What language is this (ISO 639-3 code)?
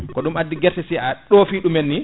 ful